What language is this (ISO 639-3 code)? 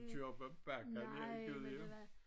dan